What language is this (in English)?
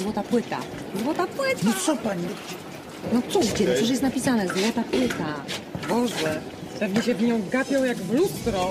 Polish